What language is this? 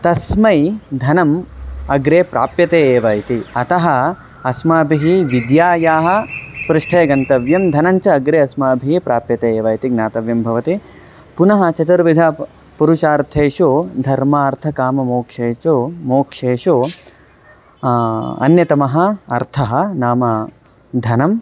Sanskrit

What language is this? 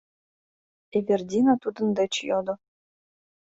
Mari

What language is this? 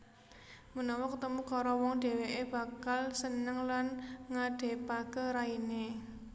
Javanese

